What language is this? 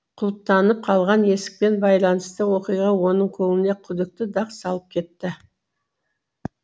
Kazakh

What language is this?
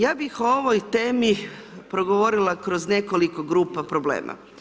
Croatian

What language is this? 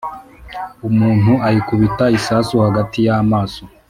Kinyarwanda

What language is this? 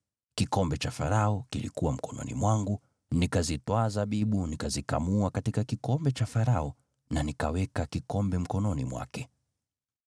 Swahili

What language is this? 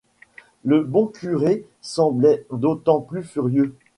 French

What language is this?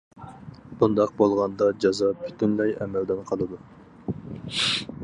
Uyghur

